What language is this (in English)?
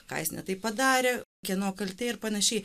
Lithuanian